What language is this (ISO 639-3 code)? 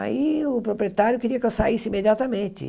por